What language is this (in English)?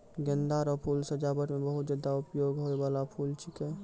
Maithili